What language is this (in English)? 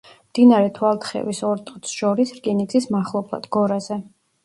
Georgian